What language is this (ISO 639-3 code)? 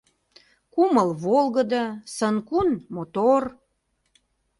chm